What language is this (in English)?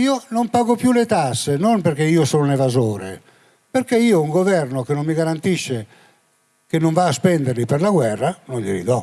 Italian